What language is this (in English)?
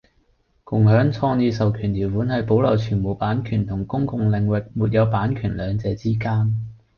Cantonese